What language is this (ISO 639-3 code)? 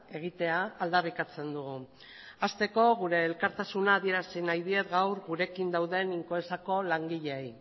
eus